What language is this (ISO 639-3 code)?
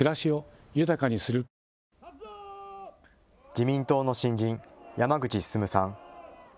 jpn